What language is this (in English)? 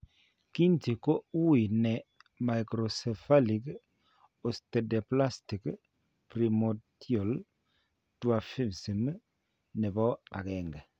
Kalenjin